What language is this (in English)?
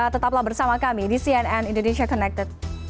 Indonesian